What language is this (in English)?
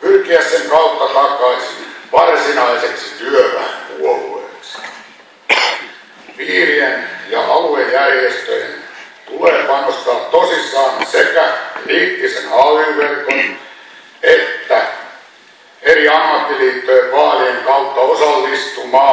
Finnish